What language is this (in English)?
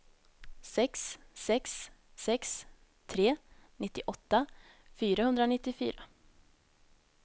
Swedish